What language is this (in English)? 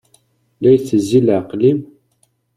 Kabyle